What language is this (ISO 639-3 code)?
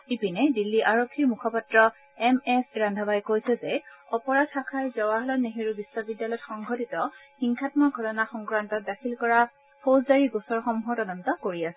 asm